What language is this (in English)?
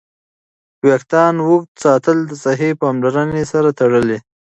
Pashto